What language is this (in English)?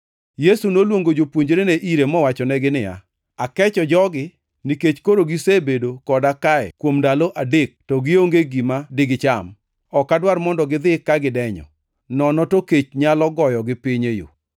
Luo (Kenya and Tanzania)